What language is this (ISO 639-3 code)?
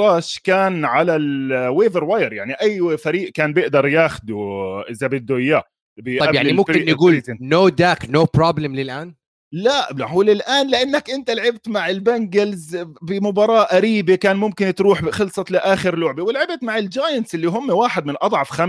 ara